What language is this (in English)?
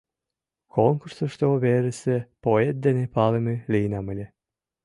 Mari